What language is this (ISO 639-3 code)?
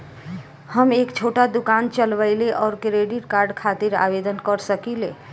bho